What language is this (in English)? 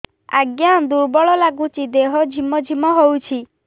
Odia